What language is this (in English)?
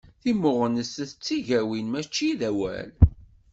Kabyle